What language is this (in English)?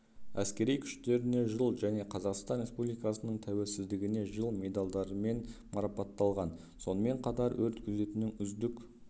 Kazakh